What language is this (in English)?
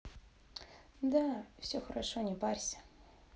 Russian